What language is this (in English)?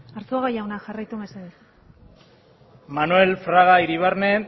Basque